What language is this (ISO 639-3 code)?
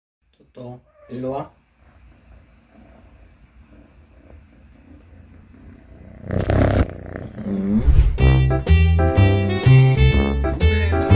kor